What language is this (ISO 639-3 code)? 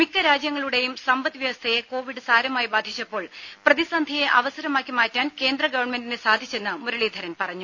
mal